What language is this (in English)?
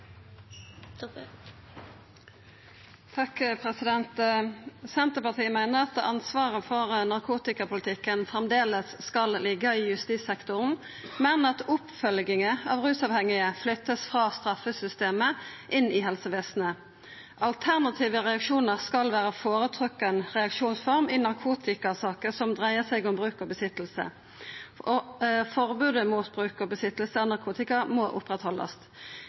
Norwegian Nynorsk